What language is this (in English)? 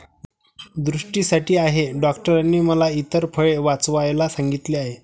Marathi